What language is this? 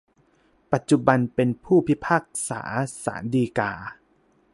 Thai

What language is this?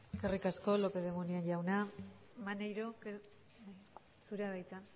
Basque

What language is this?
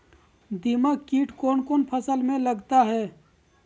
Magahi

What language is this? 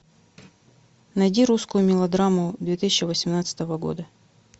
Russian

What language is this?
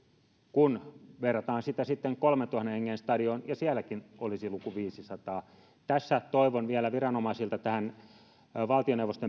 Finnish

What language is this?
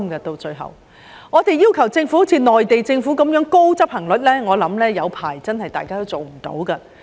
Cantonese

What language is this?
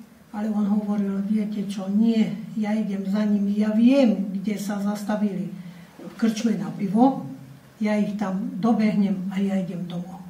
Slovak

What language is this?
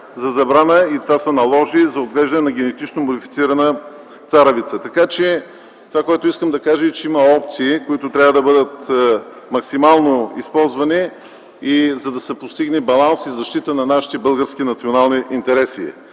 Bulgarian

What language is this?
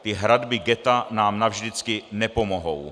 Czech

